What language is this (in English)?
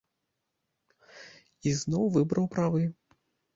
Belarusian